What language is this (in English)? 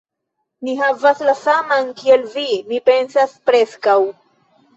Esperanto